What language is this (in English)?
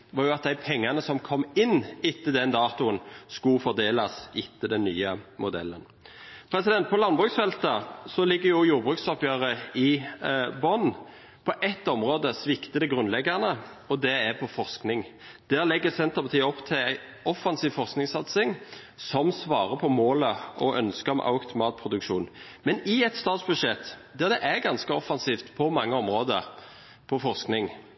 Norwegian Bokmål